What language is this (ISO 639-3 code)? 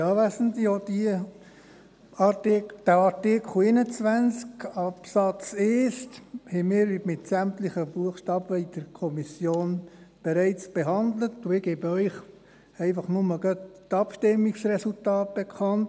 gsw